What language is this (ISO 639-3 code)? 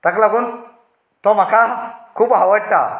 kok